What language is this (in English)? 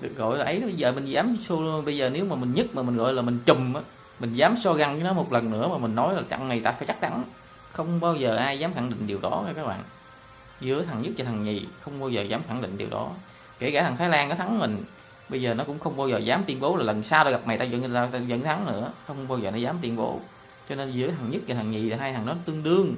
Vietnamese